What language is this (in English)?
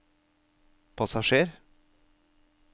Norwegian